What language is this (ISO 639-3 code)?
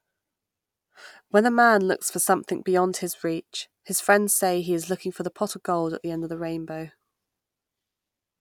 eng